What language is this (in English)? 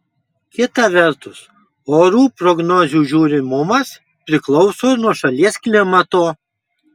Lithuanian